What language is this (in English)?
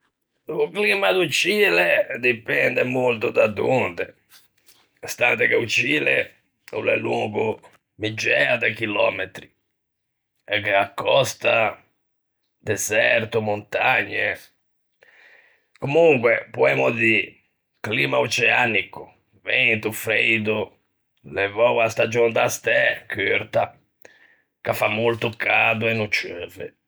Ligurian